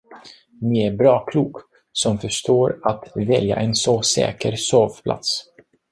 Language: Swedish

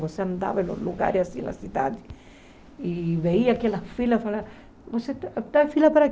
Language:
Portuguese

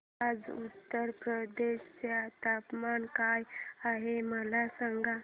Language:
Marathi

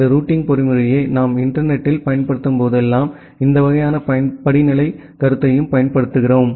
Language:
Tamil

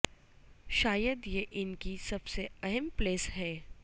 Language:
Urdu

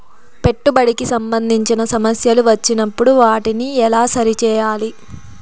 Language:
Telugu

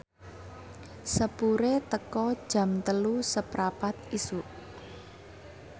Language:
Javanese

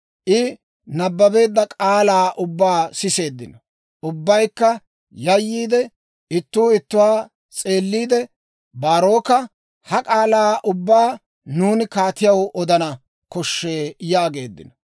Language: Dawro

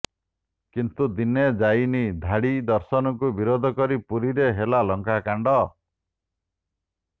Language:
Odia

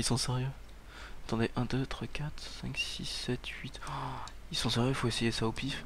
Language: French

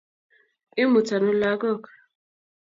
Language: Kalenjin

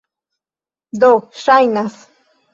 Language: Esperanto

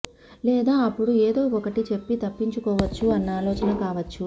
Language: Telugu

